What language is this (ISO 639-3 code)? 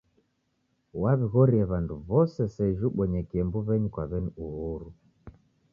dav